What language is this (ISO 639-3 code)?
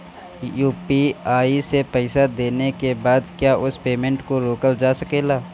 bho